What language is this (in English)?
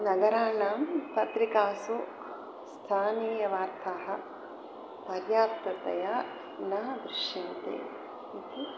Sanskrit